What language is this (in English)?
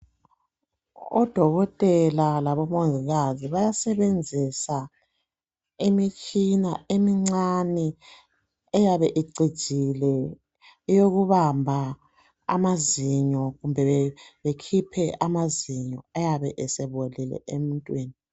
North Ndebele